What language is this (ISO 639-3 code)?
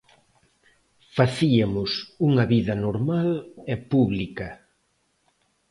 glg